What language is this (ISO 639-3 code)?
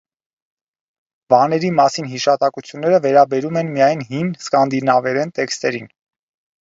hye